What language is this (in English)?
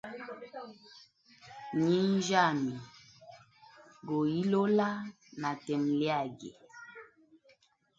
Hemba